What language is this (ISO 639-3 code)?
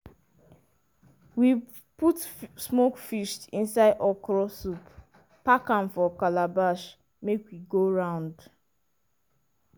pcm